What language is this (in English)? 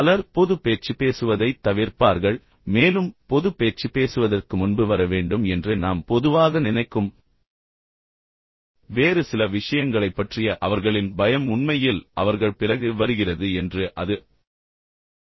Tamil